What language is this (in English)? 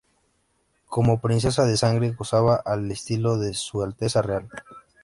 Spanish